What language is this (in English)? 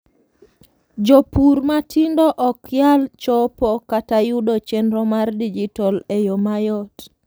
Luo (Kenya and Tanzania)